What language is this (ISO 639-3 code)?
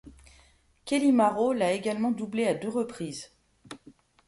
fra